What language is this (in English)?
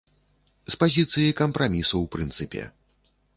Belarusian